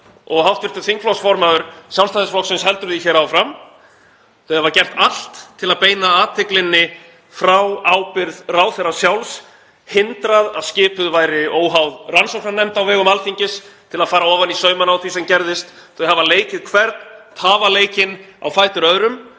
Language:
Icelandic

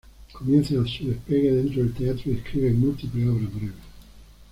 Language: Spanish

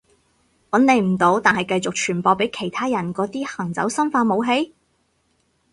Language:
Cantonese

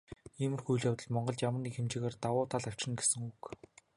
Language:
Mongolian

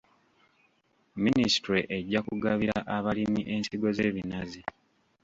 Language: Ganda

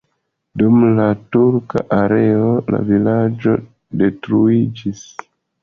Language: Esperanto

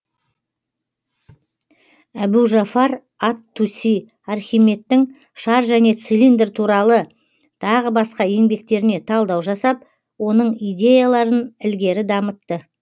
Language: Kazakh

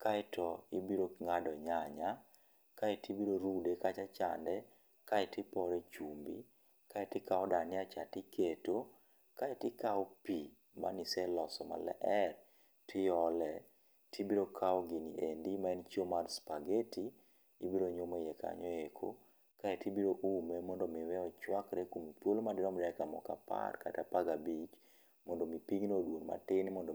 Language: Luo (Kenya and Tanzania)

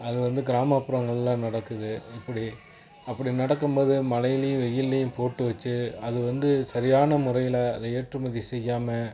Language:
Tamil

